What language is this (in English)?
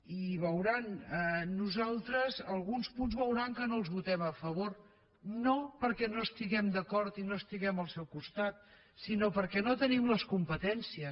Catalan